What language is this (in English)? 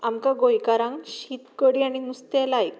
Konkani